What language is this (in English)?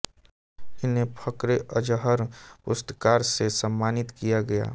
Hindi